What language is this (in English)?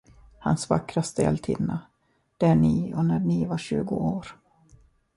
Swedish